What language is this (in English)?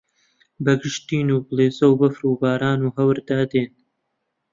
Central Kurdish